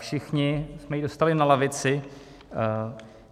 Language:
Czech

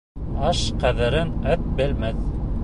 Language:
Bashkir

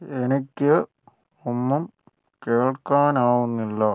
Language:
Malayalam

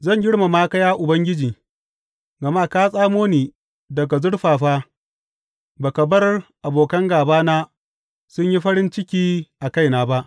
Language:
Hausa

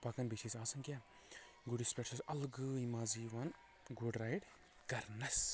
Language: Kashmiri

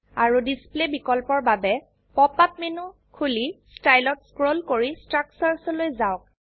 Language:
Assamese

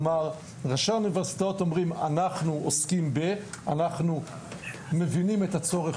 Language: Hebrew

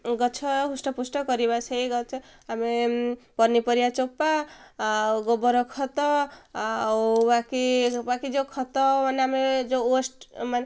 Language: Odia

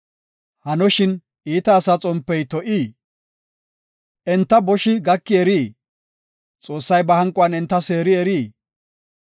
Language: Gofa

